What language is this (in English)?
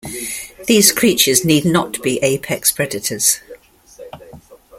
English